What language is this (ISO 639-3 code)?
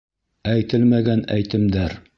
bak